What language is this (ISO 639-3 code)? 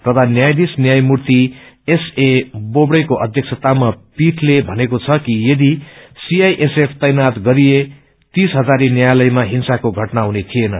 nep